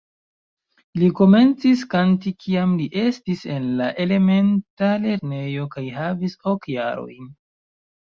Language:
Esperanto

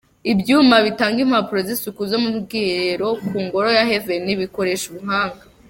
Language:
Kinyarwanda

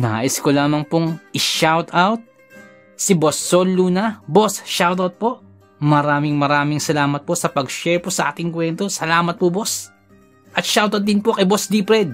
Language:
Filipino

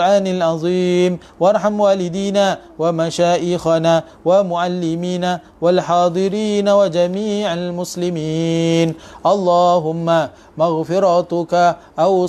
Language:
Malay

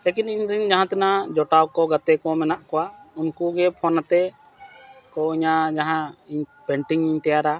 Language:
Santali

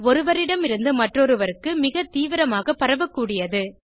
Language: Tamil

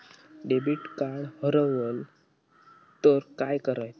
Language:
Marathi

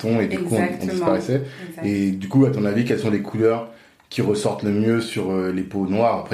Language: French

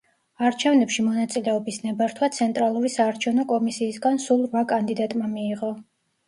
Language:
Georgian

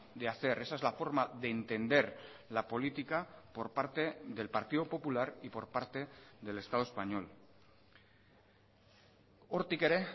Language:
Spanish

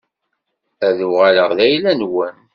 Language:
Kabyle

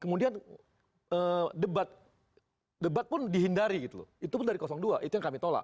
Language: Indonesian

